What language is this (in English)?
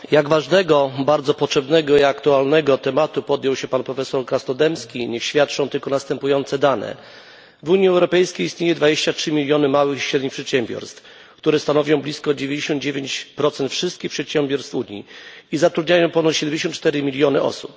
Polish